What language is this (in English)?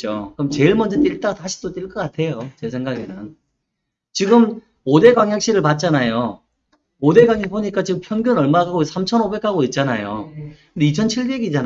Korean